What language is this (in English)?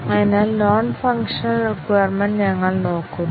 Malayalam